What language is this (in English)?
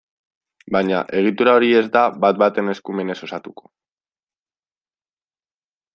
Basque